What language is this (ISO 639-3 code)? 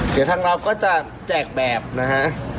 tha